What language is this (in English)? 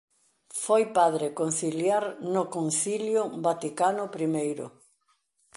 Galician